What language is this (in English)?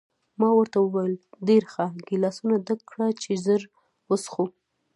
Pashto